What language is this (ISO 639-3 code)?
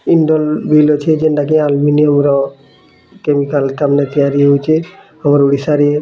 ori